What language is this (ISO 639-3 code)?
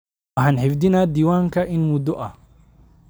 som